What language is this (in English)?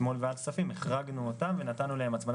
Hebrew